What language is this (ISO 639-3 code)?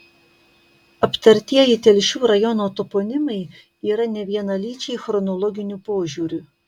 lit